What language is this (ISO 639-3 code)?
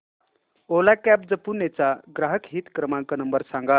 mar